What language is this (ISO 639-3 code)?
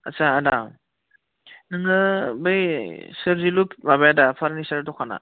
brx